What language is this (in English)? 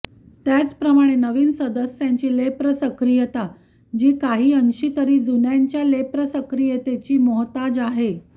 Marathi